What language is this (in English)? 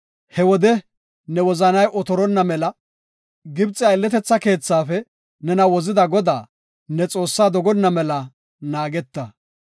Gofa